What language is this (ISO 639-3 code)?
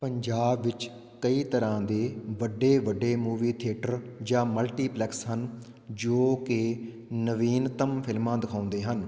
pan